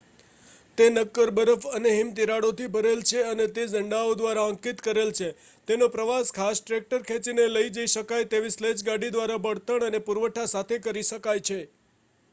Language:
Gujarati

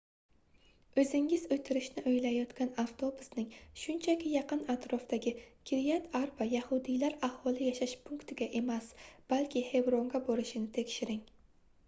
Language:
Uzbek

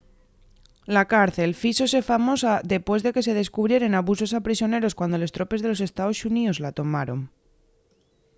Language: Asturian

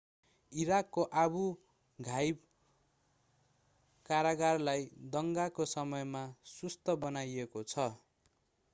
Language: Nepali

